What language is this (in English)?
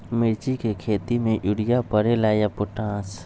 Magahi